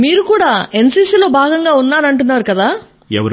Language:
Telugu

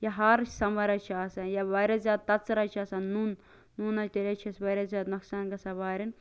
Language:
Kashmiri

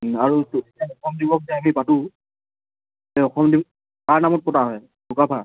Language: Assamese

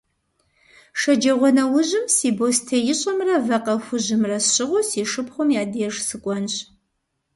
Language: Kabardian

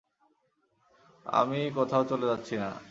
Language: Bangla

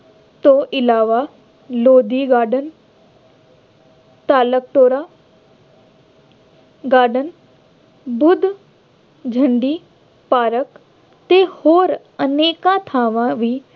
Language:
Punjabi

